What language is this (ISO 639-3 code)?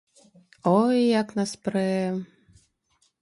bel